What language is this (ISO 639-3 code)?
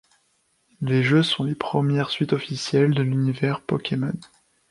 fra